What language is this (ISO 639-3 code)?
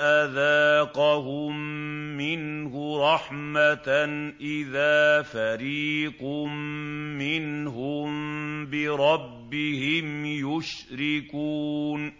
ara